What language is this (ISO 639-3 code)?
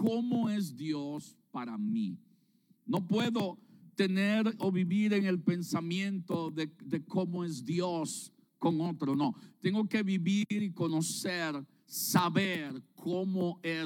spa